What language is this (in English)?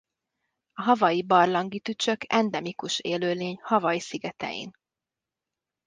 Hungarian